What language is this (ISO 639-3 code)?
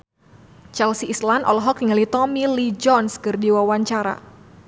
sun